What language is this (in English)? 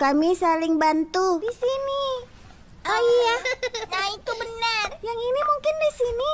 Indonesian